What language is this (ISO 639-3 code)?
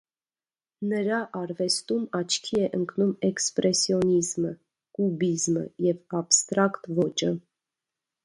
hye